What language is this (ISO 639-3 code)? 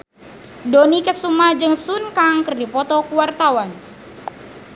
sun